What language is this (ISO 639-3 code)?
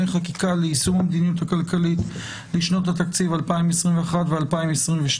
heb